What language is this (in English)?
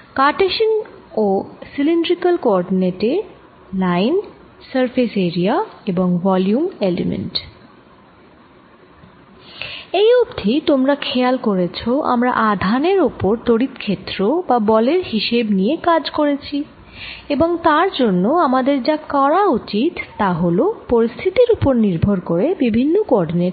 Bangla